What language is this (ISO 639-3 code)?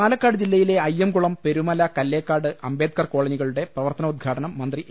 mal